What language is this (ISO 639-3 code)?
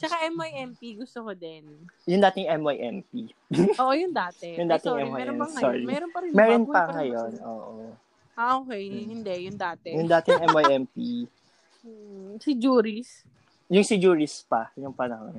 fil